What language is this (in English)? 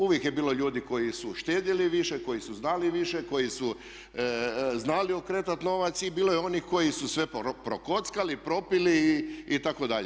Croatian